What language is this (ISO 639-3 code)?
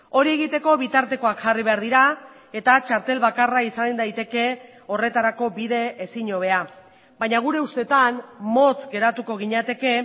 eus